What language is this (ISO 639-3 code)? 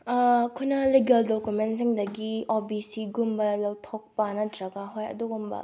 mni